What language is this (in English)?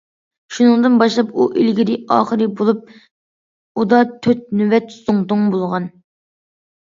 Uyghur